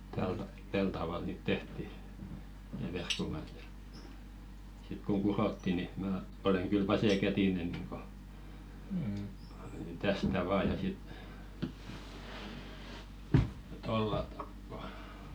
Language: Finnish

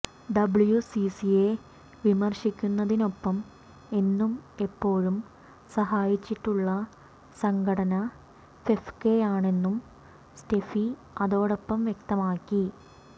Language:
Malayalam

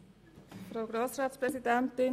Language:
Swiss German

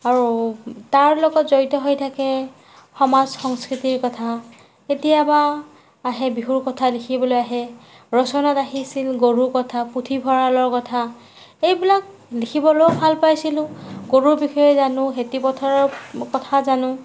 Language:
Assamese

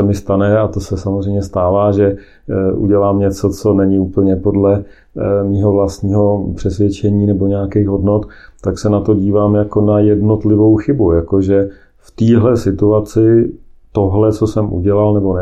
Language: Czech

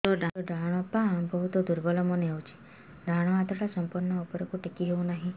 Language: Odia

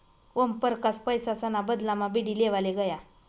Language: Marathi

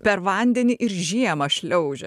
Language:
Lithuanian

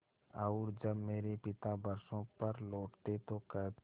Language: Hindi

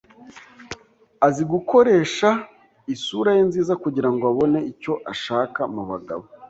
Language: Kinyarwanda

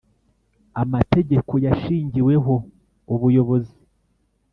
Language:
Kinyarwanda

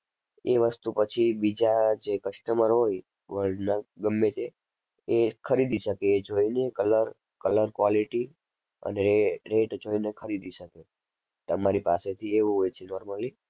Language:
Gujarati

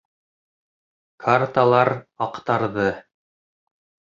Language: Bashkir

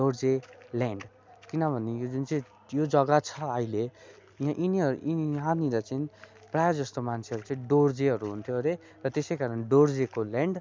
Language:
Nepali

